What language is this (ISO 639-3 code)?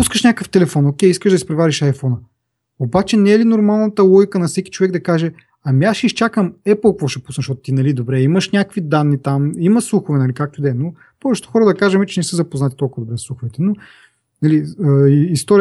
bul